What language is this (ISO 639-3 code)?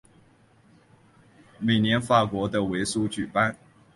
zho